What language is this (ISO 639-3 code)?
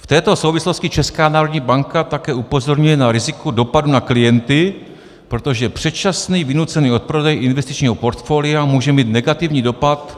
ces